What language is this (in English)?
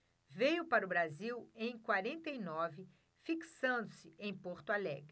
Portuguese